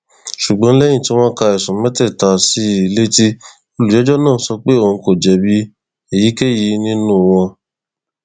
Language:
Yoruba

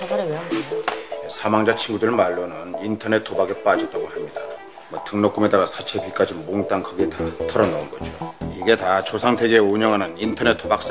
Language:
Korean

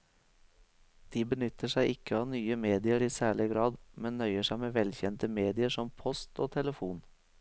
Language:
Norwegian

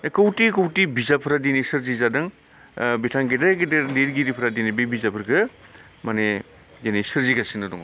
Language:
Bodo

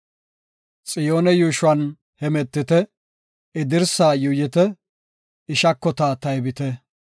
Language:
Gofa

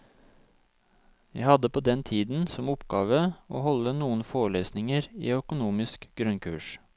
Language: Norwegian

